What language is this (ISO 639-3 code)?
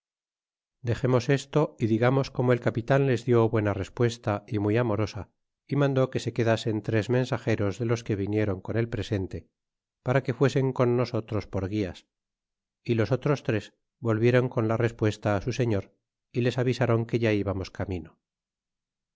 spa